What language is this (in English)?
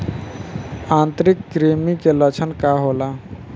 Bhojpuri